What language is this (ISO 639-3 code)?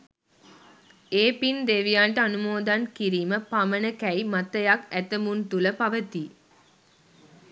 sin